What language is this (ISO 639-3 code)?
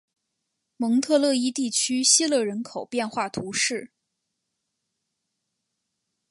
zho